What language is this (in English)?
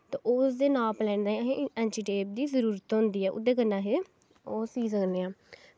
Dogri